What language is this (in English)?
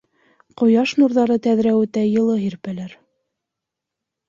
Bashkir